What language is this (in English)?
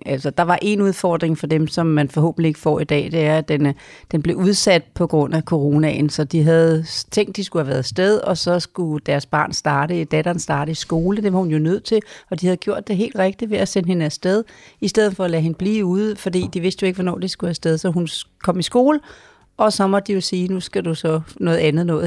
Danish